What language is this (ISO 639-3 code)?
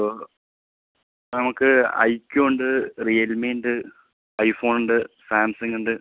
mal